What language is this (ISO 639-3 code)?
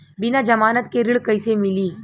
bho